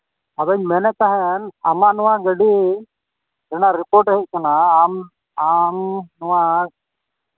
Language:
Santali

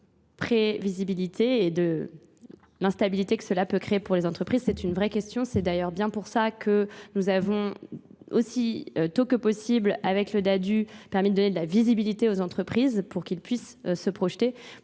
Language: French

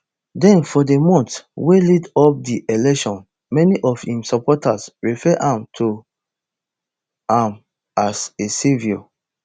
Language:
Nigerian Pidgin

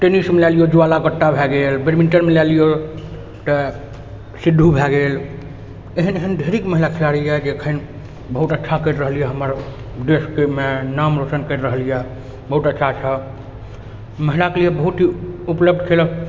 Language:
Maithili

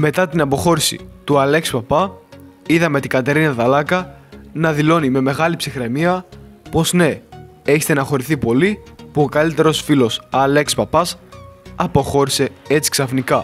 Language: Greek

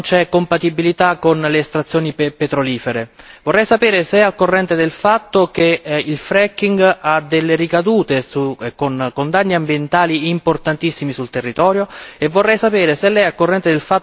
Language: Italian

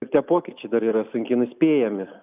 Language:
Lithuanian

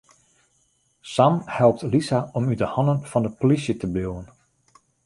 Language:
Western Frisian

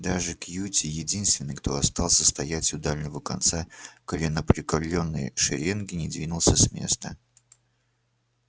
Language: Russian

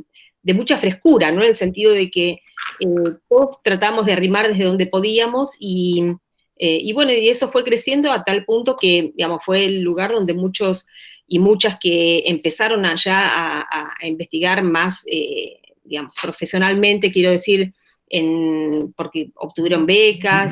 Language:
Spanish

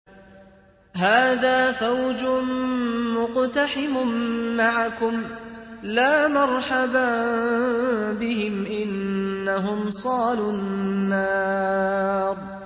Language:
Arabic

